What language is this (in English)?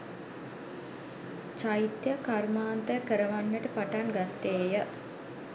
Sinhala